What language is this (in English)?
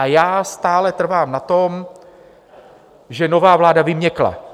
Czech